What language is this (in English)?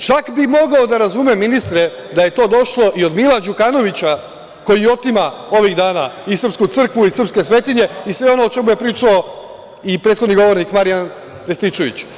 Serbian